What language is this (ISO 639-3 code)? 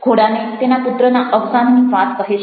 guj